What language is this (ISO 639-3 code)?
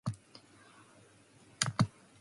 eng